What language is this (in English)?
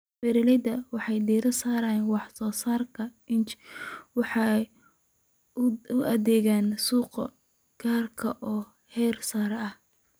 Somali